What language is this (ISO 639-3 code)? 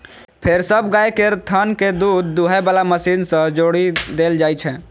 mai